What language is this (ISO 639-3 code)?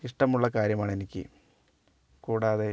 mal